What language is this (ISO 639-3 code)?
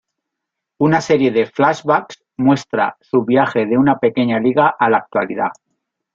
spa